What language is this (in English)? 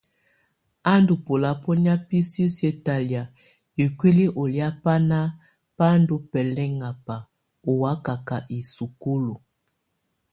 Tunen